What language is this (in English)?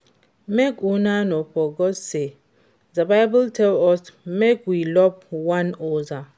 Nigerian Pidgin